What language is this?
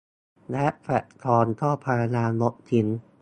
Thai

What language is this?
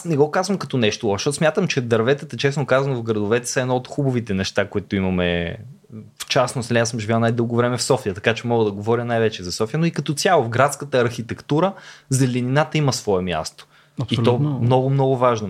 Bulgarian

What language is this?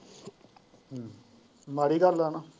Punjabi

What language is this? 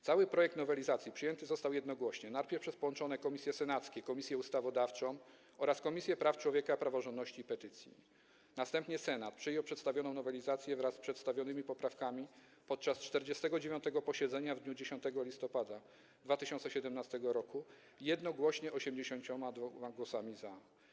Polish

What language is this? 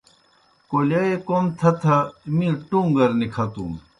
Kohistani Shina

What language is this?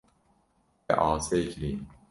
Kurdish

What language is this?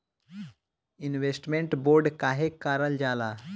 Bhojpuri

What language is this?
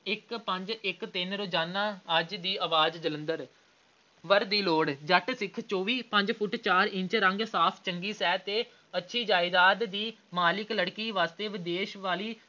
Punjabi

